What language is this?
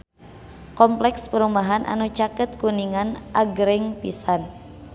Sundanese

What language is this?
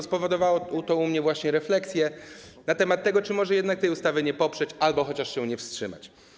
Polish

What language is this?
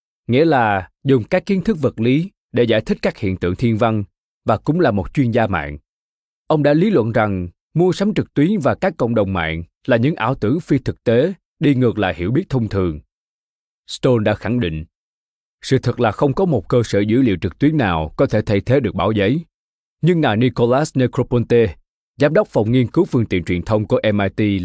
Vietnamese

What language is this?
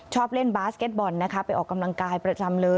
Thai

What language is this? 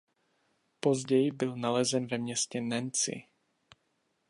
Czech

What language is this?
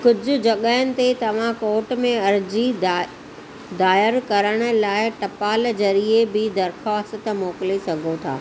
Sindhi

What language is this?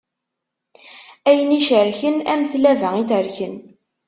Kabyle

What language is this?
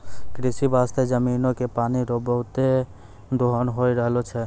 Maithili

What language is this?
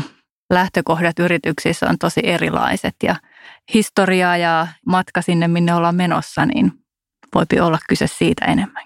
Finnish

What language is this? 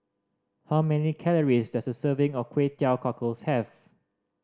English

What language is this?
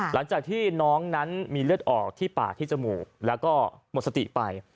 Thai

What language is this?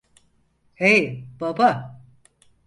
Turkish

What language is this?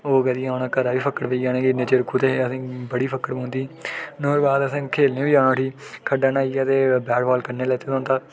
Dogri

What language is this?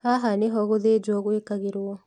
Kikuyu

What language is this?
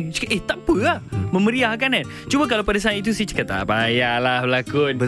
Malay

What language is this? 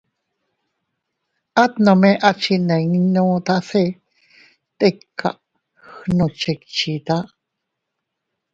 Teutila Cuicatec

